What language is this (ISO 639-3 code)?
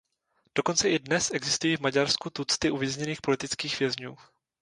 ces